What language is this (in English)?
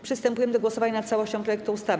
Polish